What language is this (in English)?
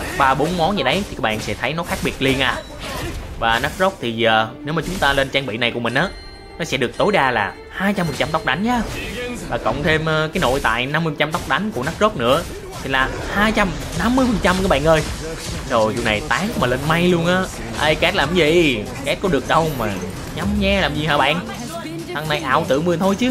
Vietnamese